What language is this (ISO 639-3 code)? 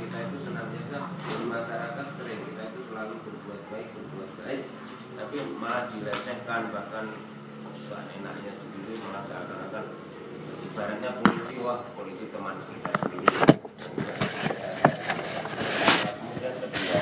ind